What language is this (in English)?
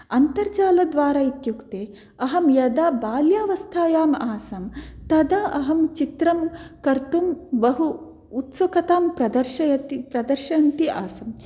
Sanskrit